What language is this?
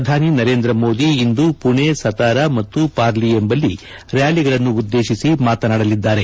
Kannada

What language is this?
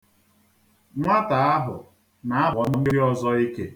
Igbo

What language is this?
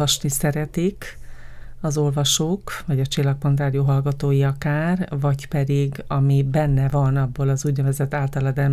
Hungarian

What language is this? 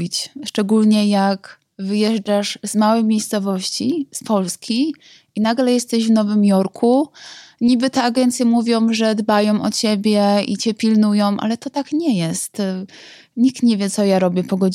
Polish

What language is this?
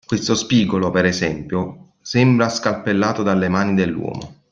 Italian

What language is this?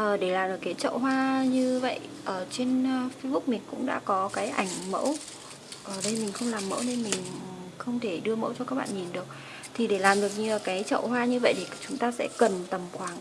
Vietnamese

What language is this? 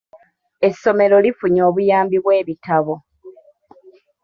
Ganda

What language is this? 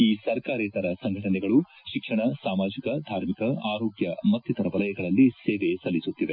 Kannada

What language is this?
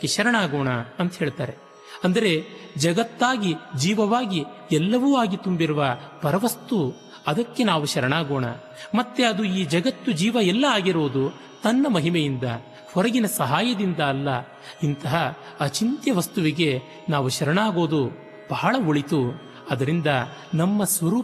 Kannada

